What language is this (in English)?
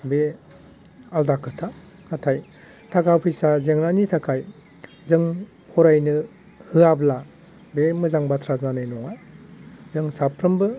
Bodo